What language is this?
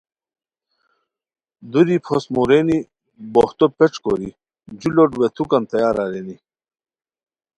Khowar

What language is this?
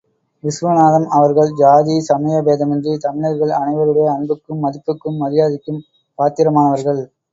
Tamil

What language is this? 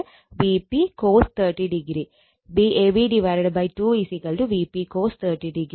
Malayalam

